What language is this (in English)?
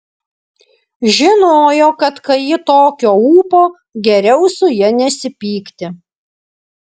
Lithuanian